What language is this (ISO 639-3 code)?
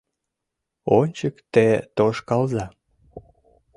chm